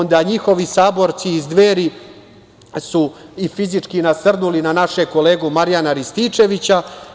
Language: Serbian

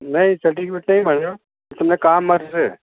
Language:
Gujarati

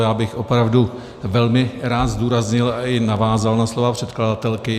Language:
Czech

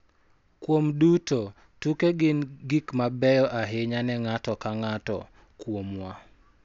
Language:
Luo (Kenya and Tanzania)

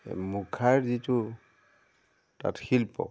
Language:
Assamese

